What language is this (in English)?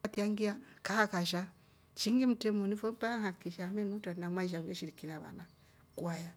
Rombo